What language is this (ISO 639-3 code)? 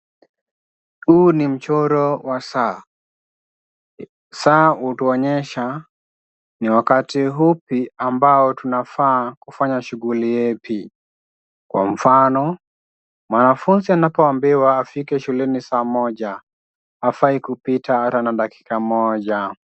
swa